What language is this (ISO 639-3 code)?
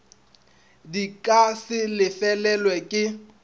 nso